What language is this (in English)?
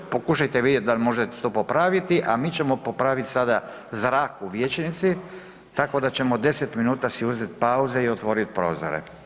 Croatian